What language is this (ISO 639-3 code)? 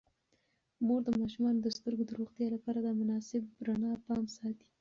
pus